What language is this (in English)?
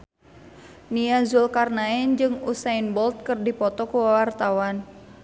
Sundanese